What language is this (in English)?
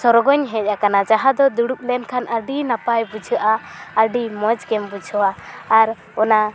Santali